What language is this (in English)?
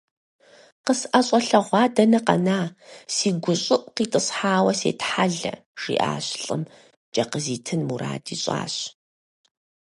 Kabardian